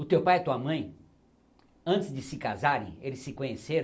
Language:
Portuguese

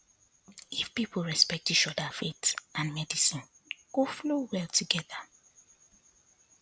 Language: Nigerian Pidgin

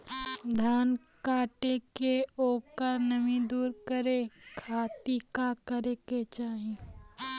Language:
Bhojpuri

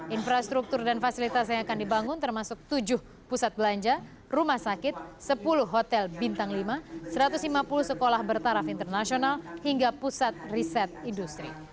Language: Indonesian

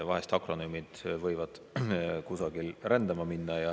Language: Estonian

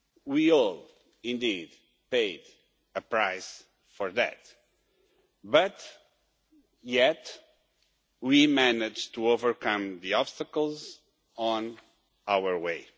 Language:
English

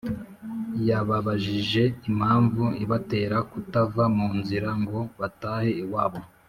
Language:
Kinyarwanda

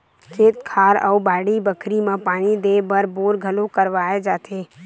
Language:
Chhattisgarhi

